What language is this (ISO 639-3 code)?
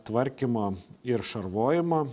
lit